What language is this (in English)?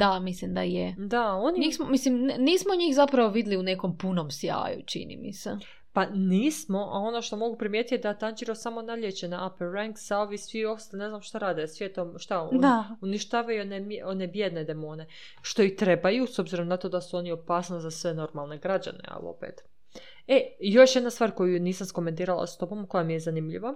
Croatian